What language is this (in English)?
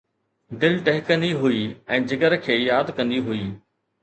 Sindhi